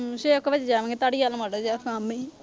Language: Punjabi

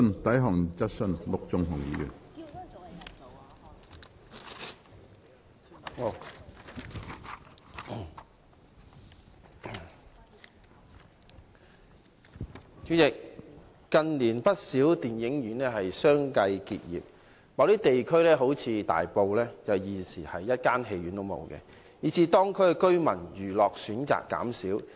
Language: Cantonese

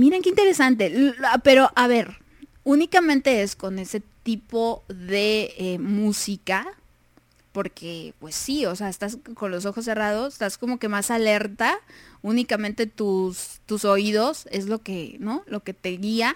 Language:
Spanish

